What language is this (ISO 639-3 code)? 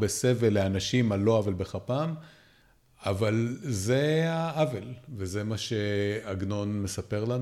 heb